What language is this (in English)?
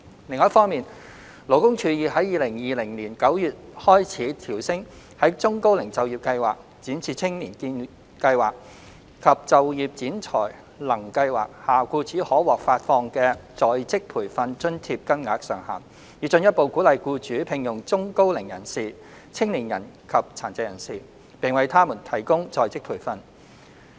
Cantonese